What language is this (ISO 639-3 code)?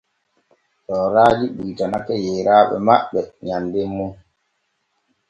fue